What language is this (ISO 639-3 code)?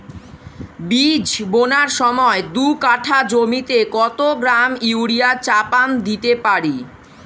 ben